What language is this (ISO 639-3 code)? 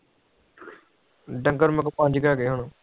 pan